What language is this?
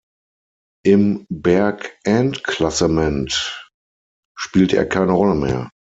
German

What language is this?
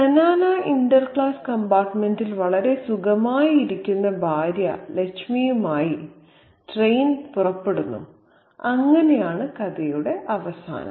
Malayalam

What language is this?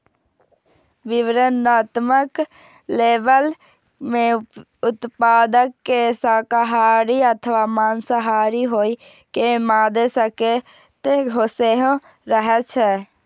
Maithili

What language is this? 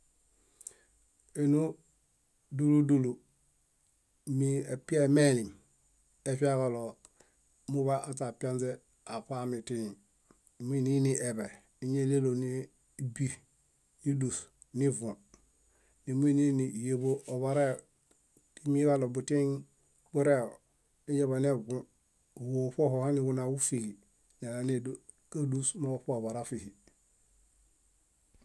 Bayot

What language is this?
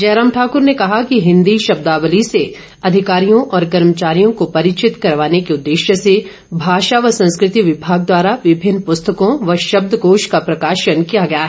Hindi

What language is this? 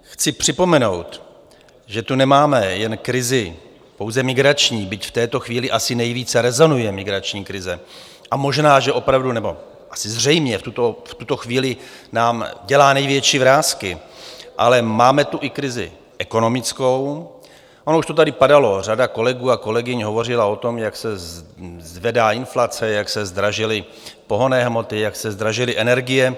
Czech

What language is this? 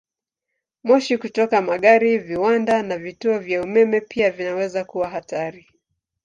Swahili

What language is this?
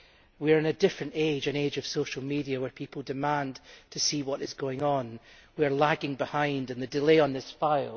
English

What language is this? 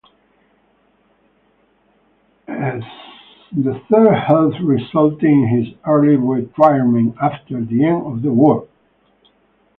English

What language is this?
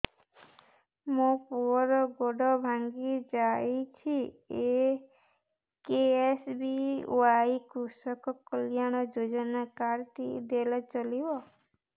Odia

